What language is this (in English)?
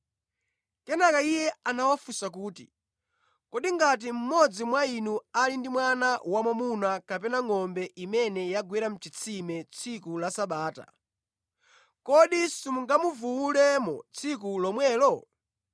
Nyanja